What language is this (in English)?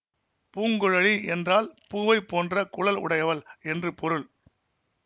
Tamil